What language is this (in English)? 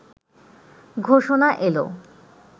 Bangla